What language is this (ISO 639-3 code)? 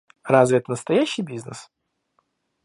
rus